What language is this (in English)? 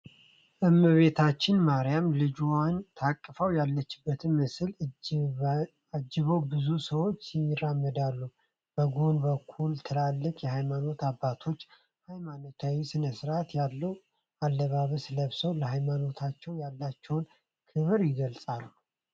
Amharic